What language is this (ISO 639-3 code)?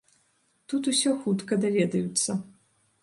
bel